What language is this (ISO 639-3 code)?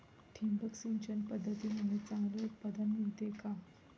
mar